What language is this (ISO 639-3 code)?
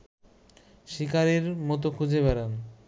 ben